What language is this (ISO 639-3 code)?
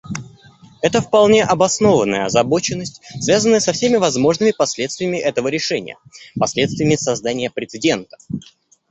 rus